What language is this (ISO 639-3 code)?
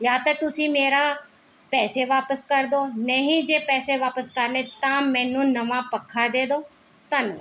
pan